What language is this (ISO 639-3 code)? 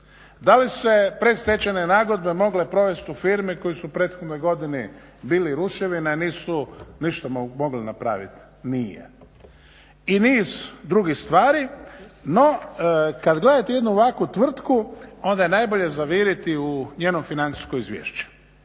hrv